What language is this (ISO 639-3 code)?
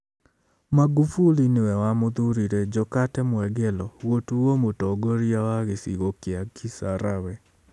kik